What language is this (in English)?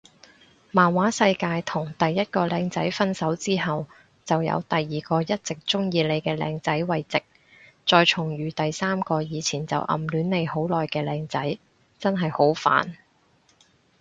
Cantonese